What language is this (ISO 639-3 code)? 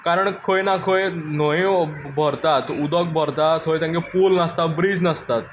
kok